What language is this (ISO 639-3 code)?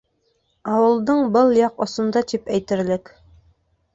bak